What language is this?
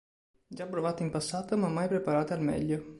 Italian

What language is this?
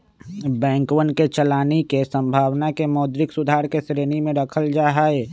Magahi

